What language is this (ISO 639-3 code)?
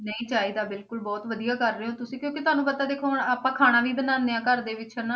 pan